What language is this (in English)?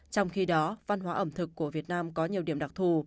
Vietnamese